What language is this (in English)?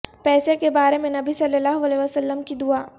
Urdu